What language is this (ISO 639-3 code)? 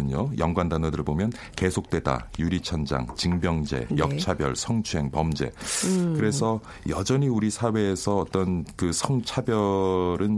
kor